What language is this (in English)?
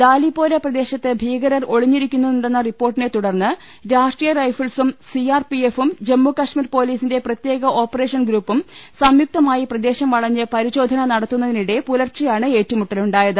Malayalam